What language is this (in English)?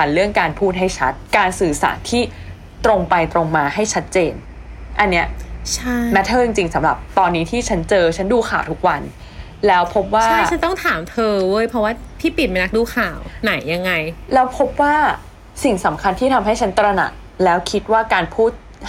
Thai